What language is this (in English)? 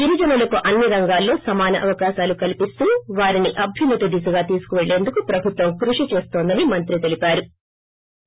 Telugu